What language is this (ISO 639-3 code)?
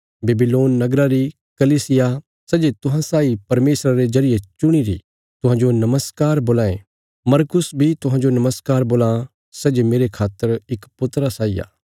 kfs